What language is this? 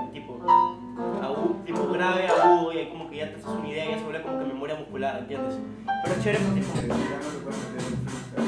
Spanish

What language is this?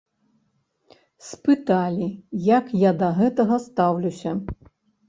Belarusian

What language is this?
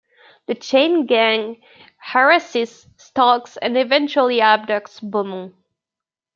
English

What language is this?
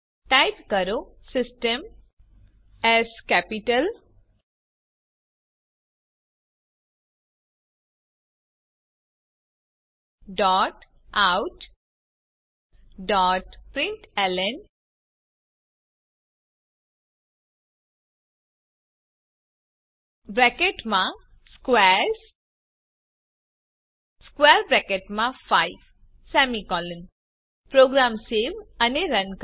Gujarati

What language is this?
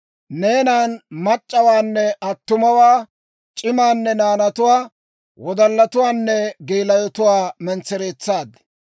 Dawro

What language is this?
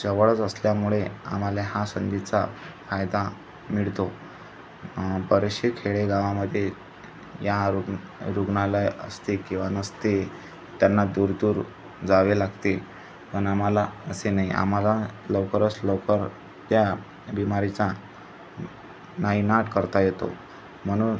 Marathi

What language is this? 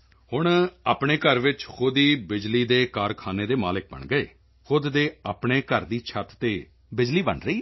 Punjabi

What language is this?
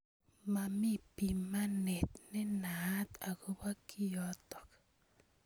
Kalenjin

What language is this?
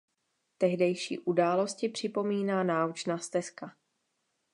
Czech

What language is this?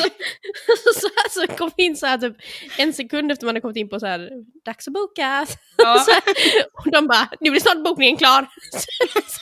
Swedish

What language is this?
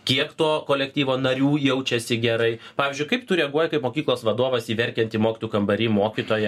Lithuanian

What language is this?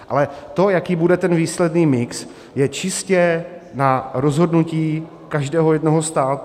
Czech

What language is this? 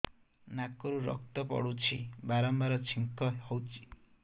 Odia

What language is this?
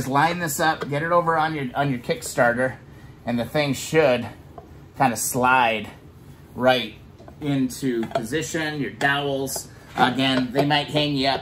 English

